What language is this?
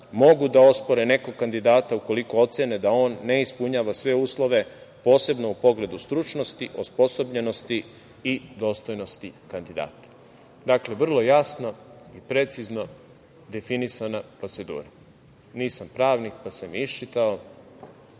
Serbian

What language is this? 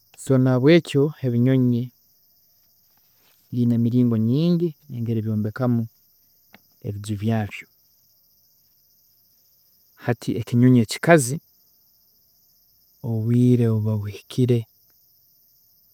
Tooro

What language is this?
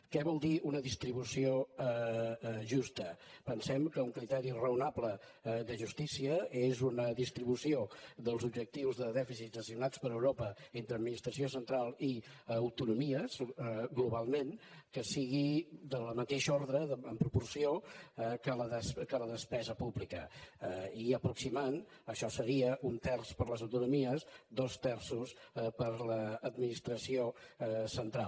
Catalan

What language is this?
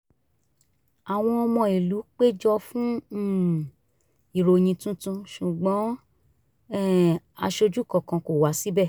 Yoruba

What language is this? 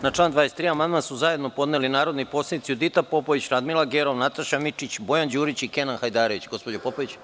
Serbian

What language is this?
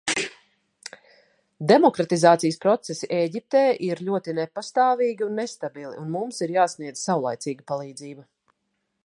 Latvian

